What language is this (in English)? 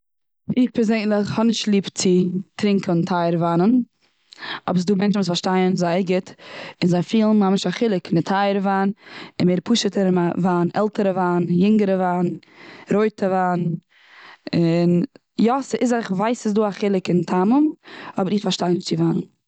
Yiddish